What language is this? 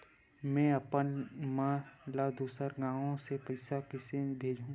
Chhattisgarhi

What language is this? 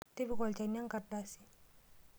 Masai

